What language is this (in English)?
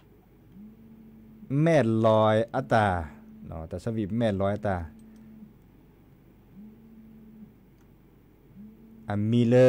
Thai